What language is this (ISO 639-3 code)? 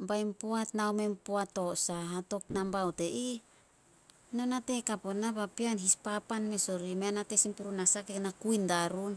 sol